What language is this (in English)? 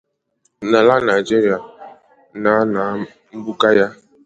Igbo